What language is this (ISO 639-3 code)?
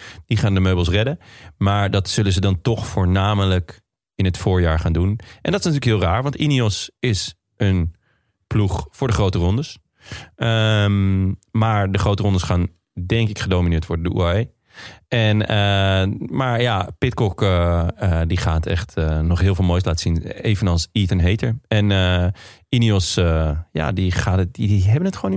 nld